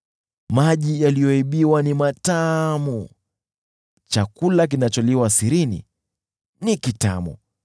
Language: Swahili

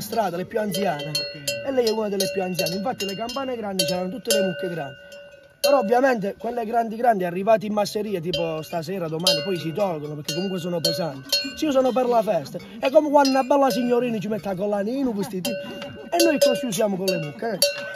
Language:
Italian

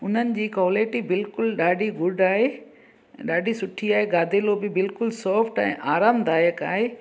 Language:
Sindhi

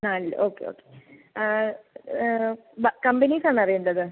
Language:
Malayalam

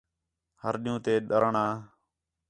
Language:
Khetrani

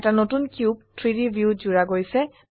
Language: Assamese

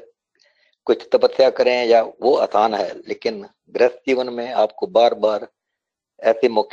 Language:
Hindi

